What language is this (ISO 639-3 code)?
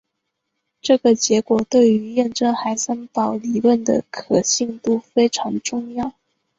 zho